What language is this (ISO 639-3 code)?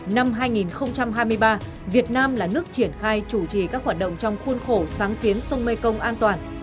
vie